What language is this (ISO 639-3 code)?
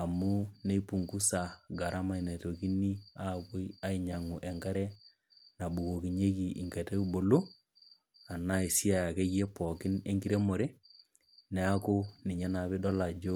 mas